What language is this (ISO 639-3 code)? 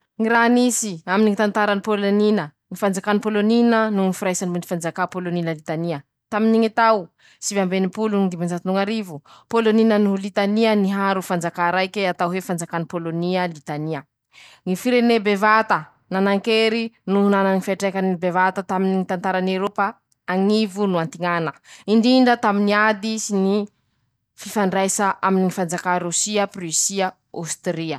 msh